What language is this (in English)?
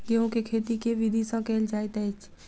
Maithili